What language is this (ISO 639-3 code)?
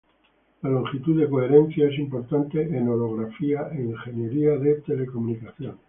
spa